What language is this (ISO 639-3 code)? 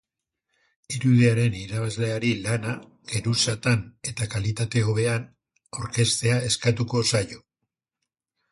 eus